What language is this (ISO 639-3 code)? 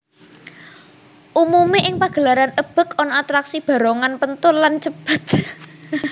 jav